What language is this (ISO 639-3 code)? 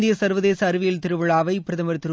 tam